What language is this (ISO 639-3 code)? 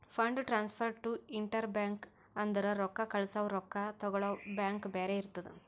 kan